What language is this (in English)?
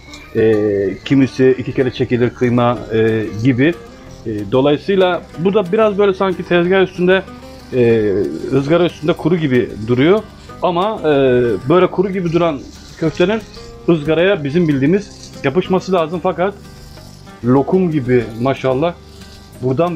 Turkish